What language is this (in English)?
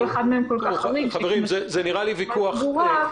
Hebrew